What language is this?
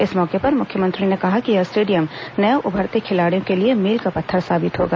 Hindi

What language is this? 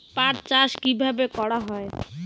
Bangla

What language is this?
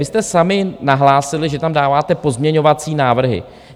Czech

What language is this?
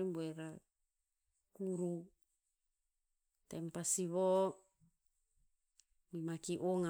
Tinputz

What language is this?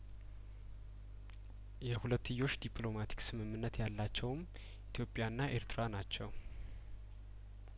Amharic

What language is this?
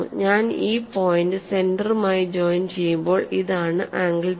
Malayalam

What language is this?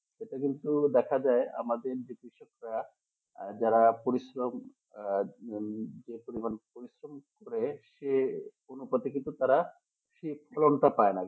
Bangla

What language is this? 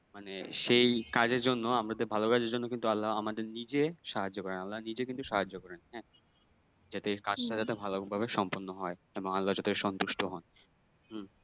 Bangla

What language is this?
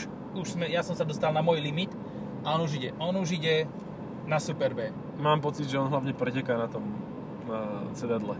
Slovak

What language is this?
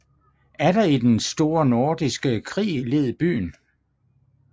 Danish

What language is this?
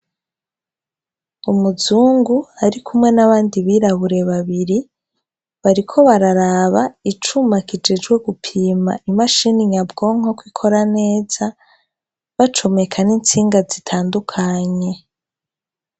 Rundi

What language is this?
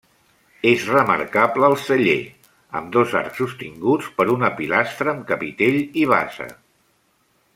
Catalan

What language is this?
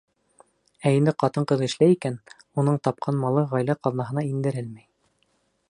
Bashkir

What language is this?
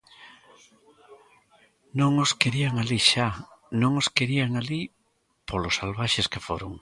Galician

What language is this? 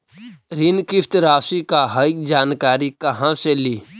Magahi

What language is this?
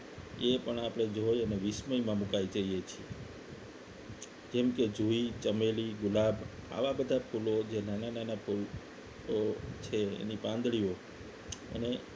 Gujarati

